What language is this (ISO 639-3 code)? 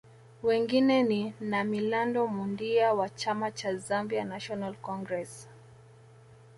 swa